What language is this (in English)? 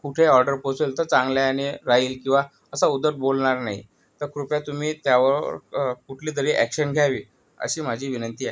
Marathi